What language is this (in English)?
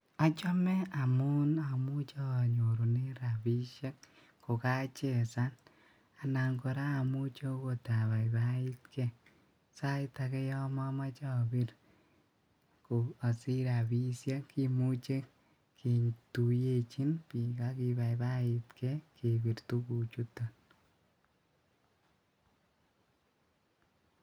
Kalenjin